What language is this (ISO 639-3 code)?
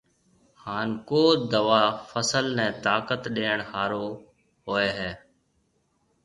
mve